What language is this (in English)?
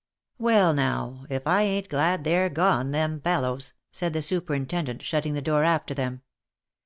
English